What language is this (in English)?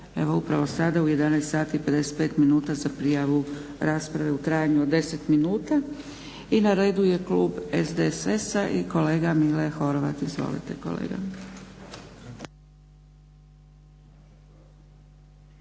Croatian